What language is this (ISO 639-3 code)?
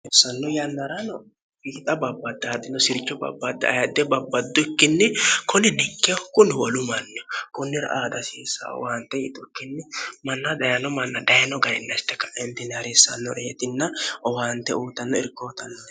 sid